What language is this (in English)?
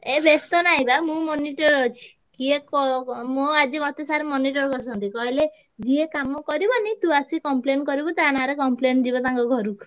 Odia